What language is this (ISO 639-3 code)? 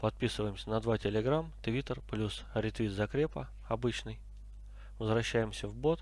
rus